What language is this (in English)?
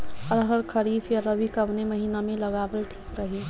Bhojpuri